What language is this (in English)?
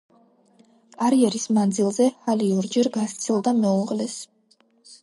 Georgian